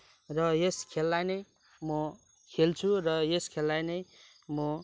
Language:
Nepali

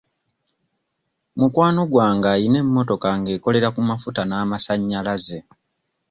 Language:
Ganda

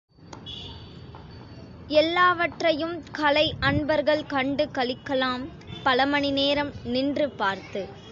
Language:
Tamil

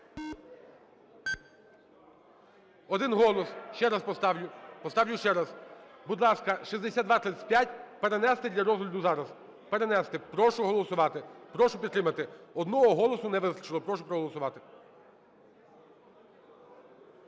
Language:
Ukrainian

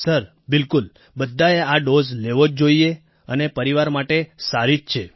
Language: Gujarati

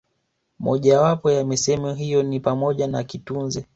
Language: Swahili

